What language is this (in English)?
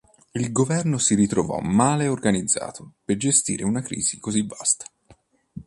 Italian